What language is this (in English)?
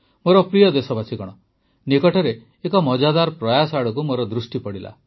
Odia